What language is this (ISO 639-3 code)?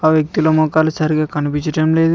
tel